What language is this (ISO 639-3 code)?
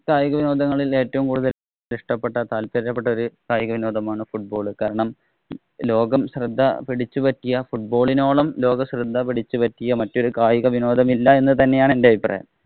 mal